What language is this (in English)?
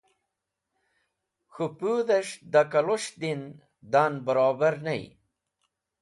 Wakhi